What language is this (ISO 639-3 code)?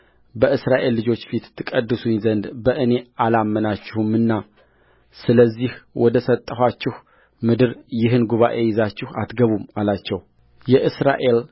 amh